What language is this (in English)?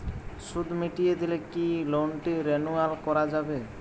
Bangla